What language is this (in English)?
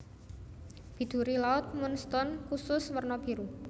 Javanese